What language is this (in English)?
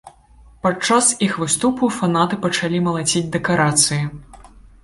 Belarusian